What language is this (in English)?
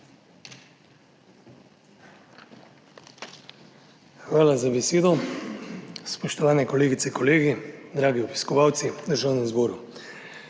Slovenian